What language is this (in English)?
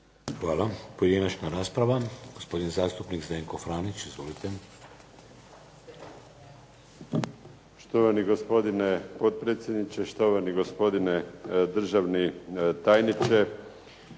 Croatian